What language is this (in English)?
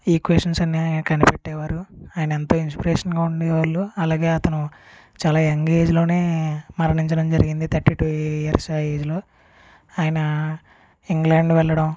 Telugu